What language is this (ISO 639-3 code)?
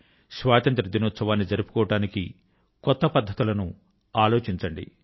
tel